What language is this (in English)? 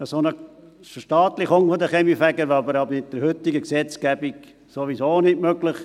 Swiss German